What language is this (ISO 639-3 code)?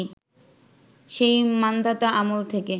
ben